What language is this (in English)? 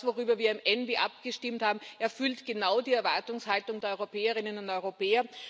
German